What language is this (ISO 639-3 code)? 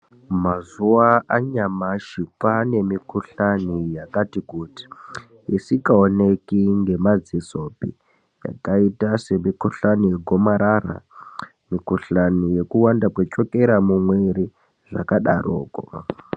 ndc